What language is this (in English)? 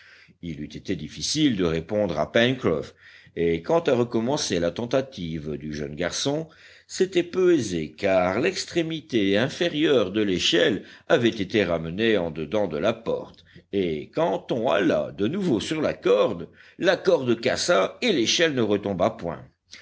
French